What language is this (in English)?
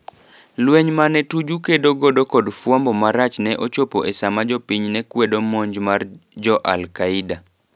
Luo (Kenya and Tanzania)